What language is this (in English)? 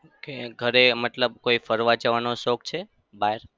Gujarati